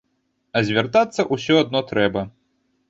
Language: Belarusian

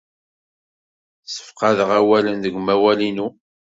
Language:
Kabyle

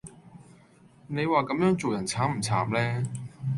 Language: Cantonese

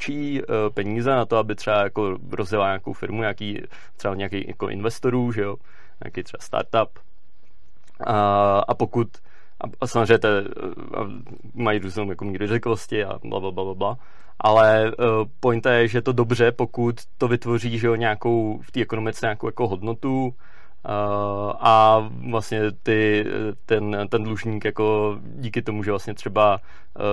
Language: Czech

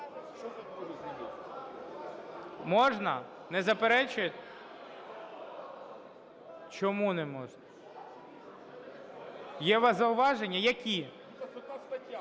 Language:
Ukrainian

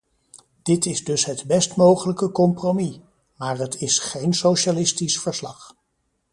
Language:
Dutch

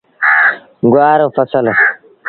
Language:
Sindhi Bhil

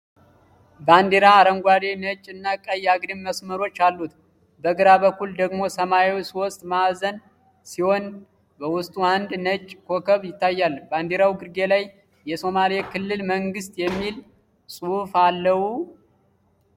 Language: Amharic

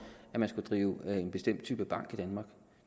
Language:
Danish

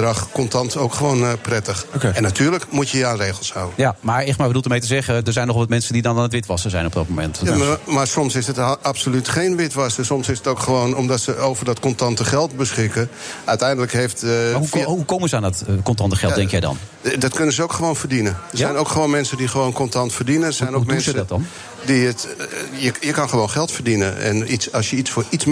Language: Dutch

